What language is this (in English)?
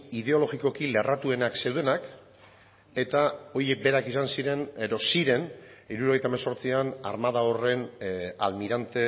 Basque